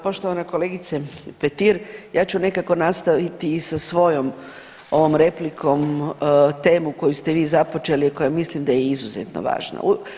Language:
Croatian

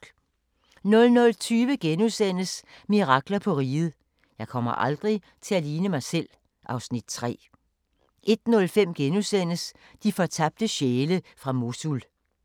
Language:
Danish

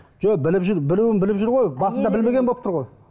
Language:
Kazakh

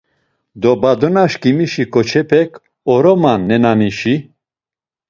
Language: Laz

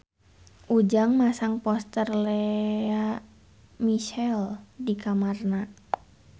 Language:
Sundanese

